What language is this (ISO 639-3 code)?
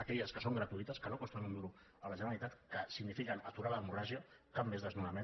cat